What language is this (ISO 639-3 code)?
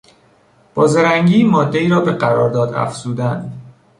fas